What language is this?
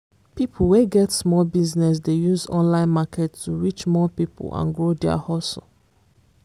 Nigerian Pidgin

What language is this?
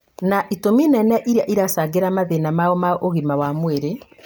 Kikuyu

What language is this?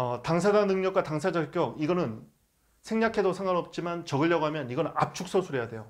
Korean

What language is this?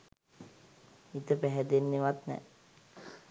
Sinhala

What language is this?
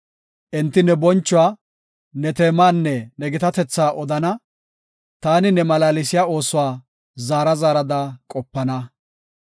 Gofa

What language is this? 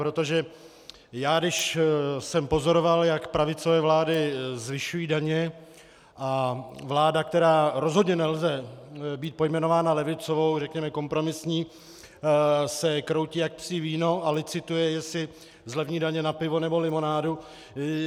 Czech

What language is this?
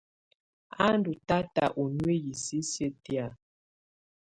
Tunen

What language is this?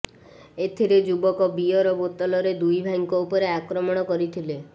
Odia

